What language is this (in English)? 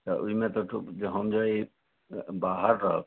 Maithili